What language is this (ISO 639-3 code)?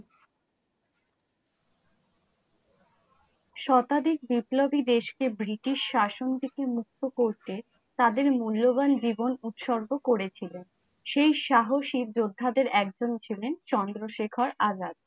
ben